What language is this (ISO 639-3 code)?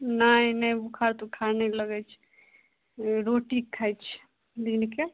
mai